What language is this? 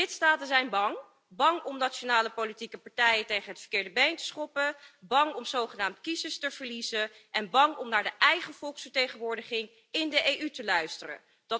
Dutch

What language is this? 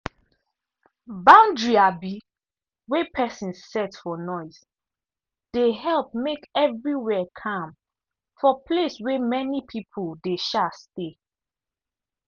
Nigerian Pidgin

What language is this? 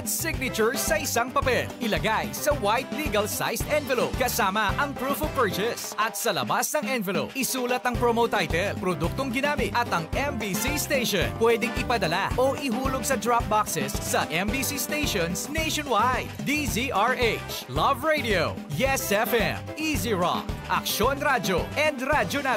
Filipino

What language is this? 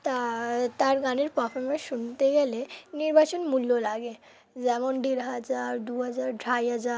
Bangla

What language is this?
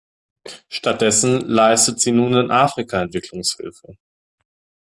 German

